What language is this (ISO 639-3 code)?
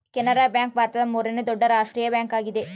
kan